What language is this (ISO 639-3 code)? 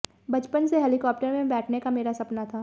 hin